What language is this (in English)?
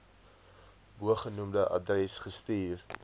Afrikaans